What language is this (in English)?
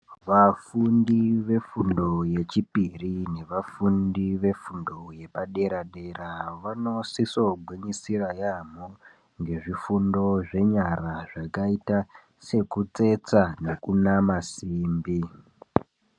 Ndau